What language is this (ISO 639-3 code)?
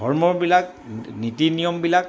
asm